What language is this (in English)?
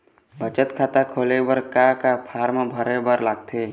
Chhattisgarhi